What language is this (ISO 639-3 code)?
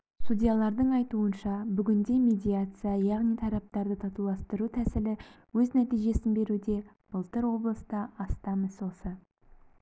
kaz